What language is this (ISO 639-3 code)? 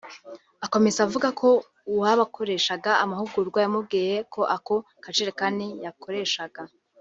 kin